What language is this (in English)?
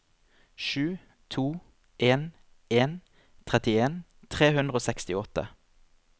Norwegian